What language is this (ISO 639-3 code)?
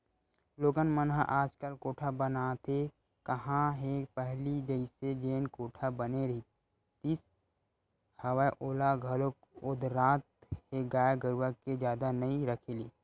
hne